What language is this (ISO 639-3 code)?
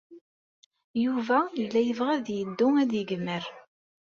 kab